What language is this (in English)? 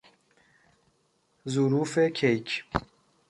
Persian